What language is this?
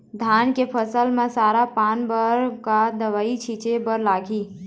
Chhattisgarhi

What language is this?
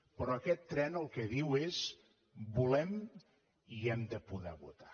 Catalan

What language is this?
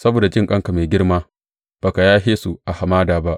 Hausa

